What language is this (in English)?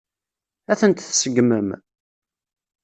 Kabyle